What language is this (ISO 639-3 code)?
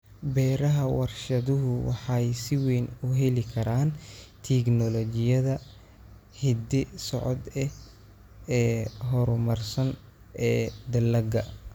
som